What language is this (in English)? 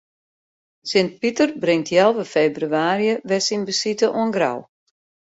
Western Frisian